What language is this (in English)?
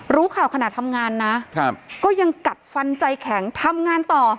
Thai